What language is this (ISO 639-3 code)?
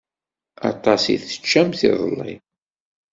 kab